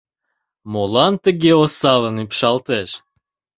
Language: Mari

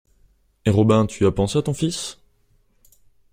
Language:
French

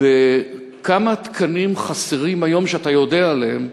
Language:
Hebrew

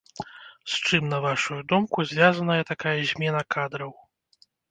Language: Belarusian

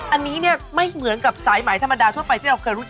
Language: Thai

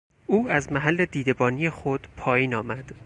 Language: Persian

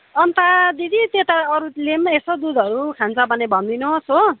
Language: Nepali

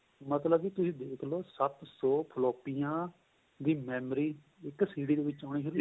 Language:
Punjabi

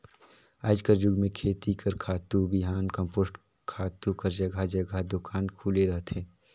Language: Chhattisgarhi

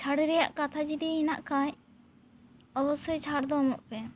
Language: Santali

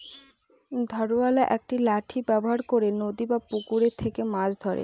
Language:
Bangla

